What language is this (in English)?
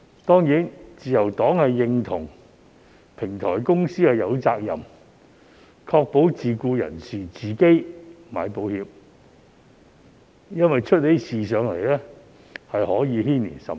Cantonese